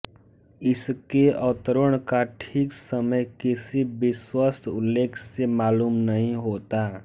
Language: Hindi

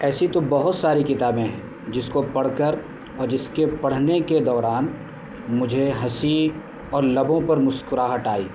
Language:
Urdu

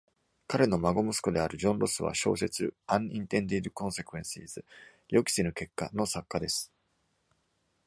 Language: Japanese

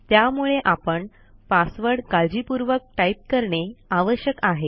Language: Marathi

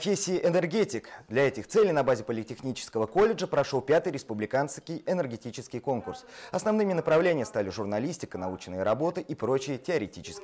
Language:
Russian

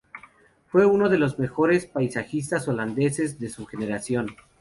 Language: Spanish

